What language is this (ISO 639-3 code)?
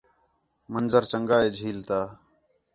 xhe